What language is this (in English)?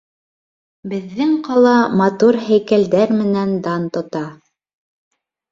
Bashkir